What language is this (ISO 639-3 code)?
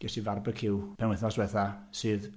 cym